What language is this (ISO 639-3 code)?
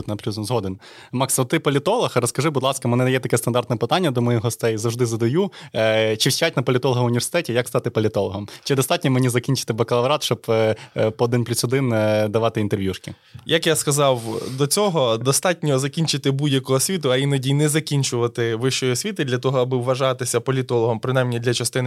ukr